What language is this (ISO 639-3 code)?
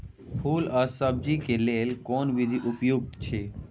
mai